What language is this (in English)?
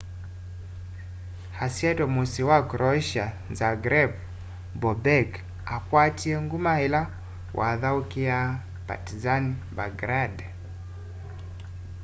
Kamba